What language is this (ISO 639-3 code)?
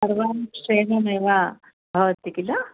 san